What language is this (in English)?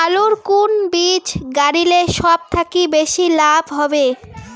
Bangla